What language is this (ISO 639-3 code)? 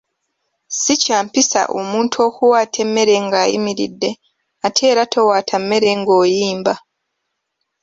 lug